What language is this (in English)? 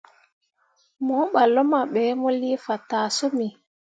Mundang